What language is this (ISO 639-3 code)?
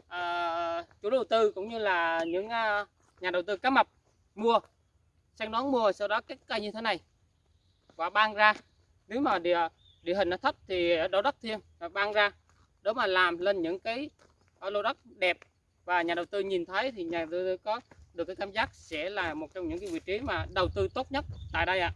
vie